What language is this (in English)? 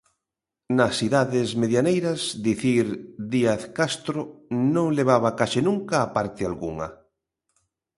Galician